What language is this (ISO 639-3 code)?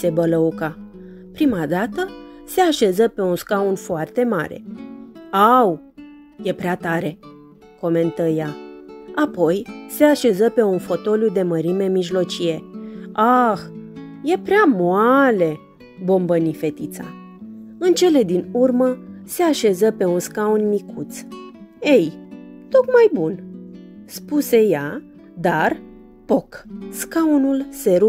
ron